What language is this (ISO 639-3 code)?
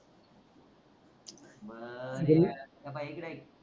mar